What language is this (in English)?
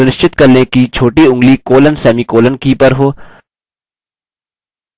Hindi